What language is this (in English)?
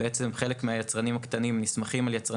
Hebrew